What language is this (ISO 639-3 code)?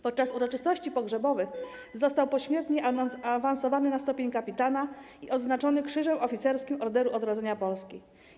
pol